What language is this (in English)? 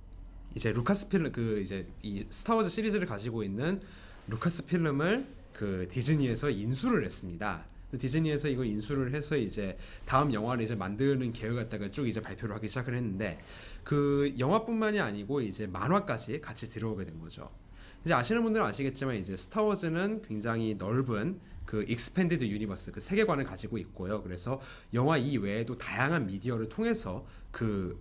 Korean